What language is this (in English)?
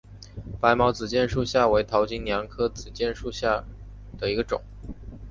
Chinese